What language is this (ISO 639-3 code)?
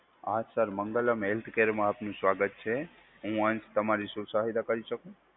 guj